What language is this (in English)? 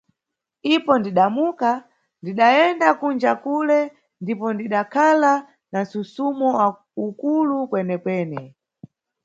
Nyungwe